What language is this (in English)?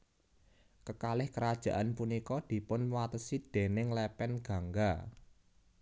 Javanese